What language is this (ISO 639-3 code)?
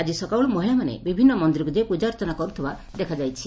ori